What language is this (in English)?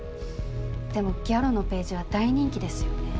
Japanese